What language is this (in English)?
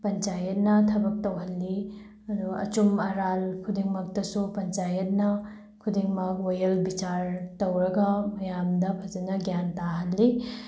Manipuri